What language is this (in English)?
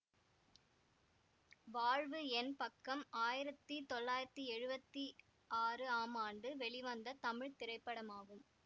Tamil